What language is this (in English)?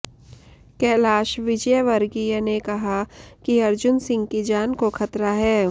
Hindi